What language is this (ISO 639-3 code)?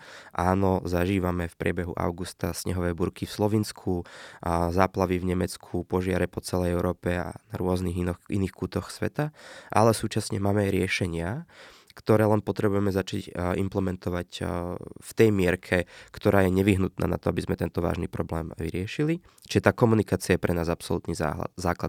slk